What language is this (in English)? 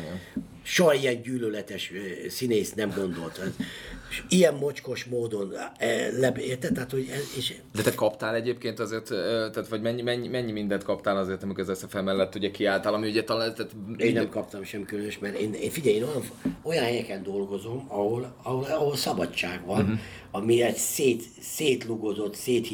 Hungarian